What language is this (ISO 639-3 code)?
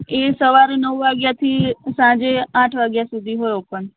guj